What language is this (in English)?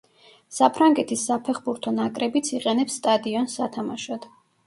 Georgian